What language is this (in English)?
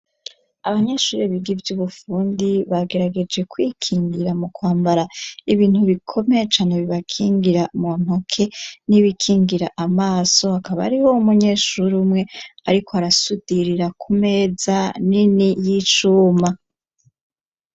Rundi